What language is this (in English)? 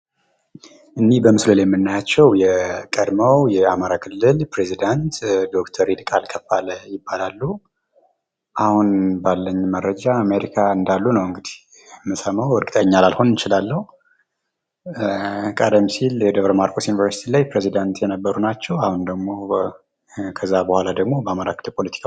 Amharic